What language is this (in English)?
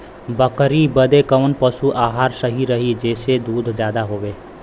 Bhojpuri